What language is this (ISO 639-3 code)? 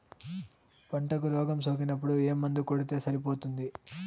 tel